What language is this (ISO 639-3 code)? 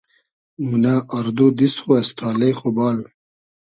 haz